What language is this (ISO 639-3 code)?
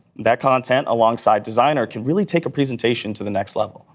eng